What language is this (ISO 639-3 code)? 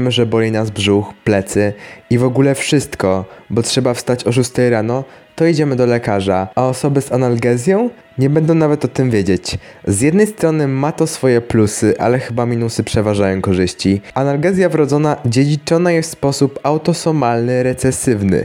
pol